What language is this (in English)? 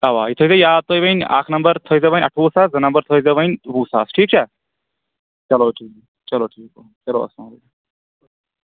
Kashmiri